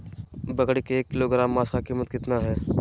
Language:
Magahi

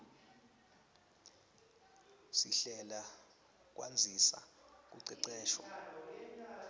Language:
Swati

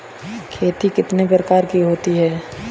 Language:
Hindi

